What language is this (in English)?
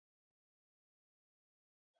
Georgian